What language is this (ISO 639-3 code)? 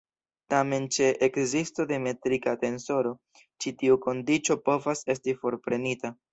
epo